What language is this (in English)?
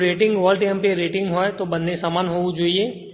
Gujarati